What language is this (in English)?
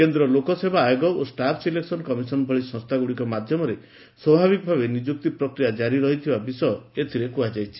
Odia